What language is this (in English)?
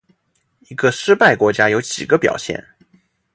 Chinese